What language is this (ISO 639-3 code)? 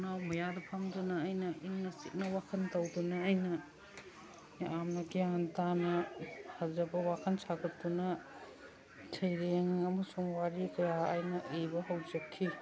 mni